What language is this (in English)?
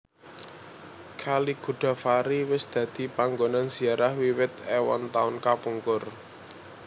Javanese